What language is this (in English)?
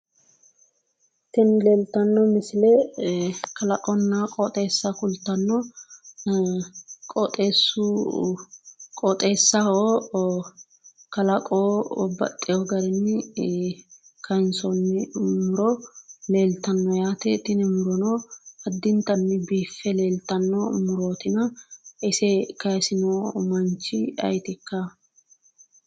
Sidamo